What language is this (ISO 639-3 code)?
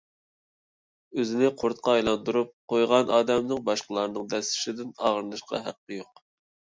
uig